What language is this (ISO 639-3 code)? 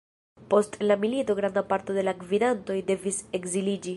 epo